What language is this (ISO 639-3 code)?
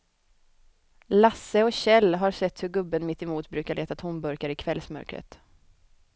swe